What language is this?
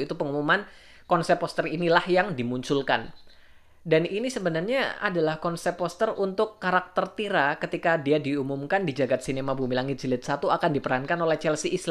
Indonesian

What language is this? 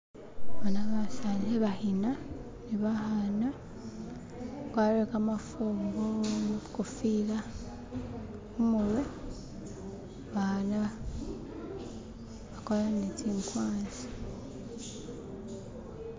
Masaaba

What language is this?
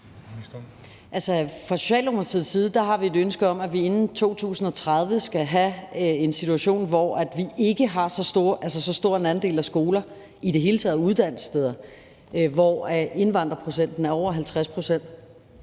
Danish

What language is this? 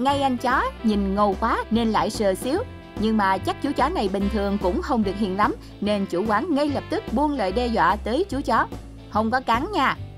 Vietnamese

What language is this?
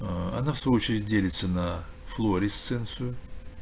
Russian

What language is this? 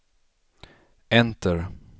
Swedish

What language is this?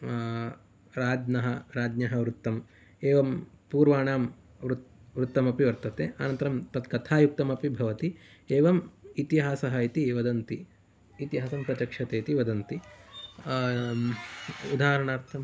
Sanskrit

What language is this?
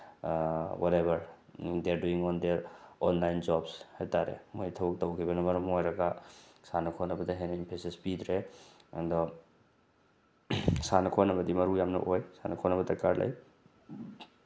Manipuri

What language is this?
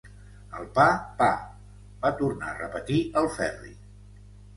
Catalan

